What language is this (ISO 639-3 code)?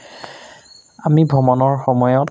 asm